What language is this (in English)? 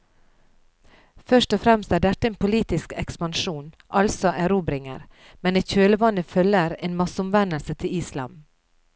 Norwegian